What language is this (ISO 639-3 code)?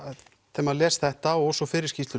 isl